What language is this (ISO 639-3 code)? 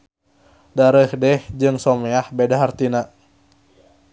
sun